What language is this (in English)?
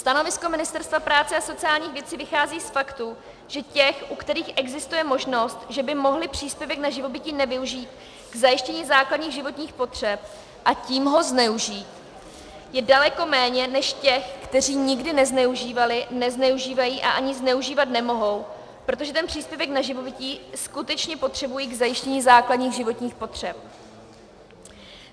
Czech